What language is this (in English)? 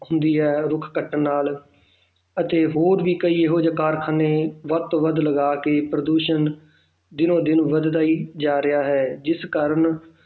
Punjabi